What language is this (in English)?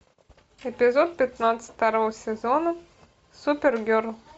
Russian